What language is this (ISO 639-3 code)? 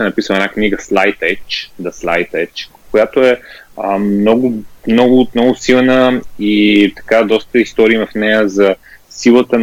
bul